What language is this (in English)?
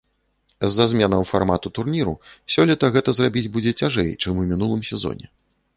Belarusian